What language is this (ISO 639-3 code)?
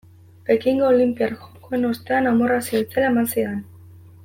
eus